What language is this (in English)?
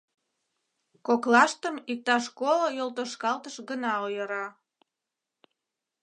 Mari